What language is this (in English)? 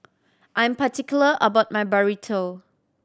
English